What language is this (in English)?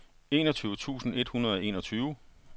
Danish